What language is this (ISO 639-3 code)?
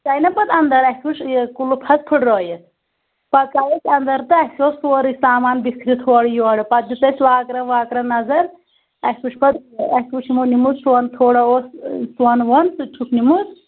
kas